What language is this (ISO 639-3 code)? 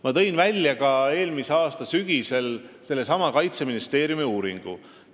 est